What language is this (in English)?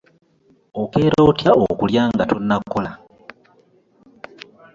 Ganda